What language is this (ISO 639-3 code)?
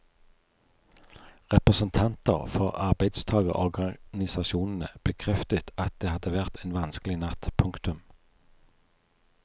nor